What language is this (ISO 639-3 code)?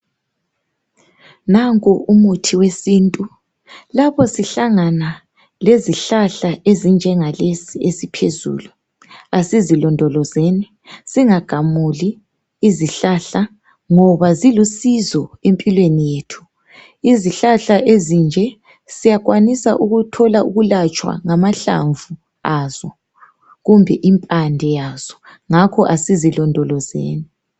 nde